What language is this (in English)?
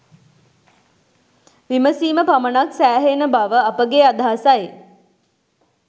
Sinhala